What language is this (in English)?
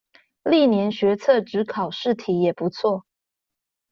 Chinese